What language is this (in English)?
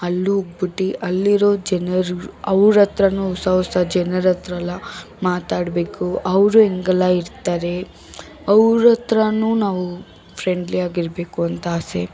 Kannada